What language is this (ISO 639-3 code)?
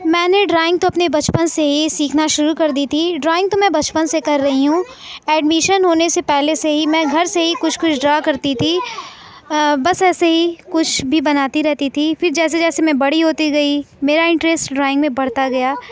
urd